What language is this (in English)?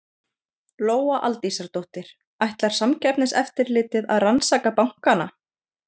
Icelandic